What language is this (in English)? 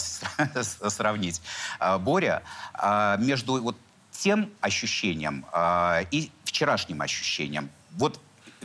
Russian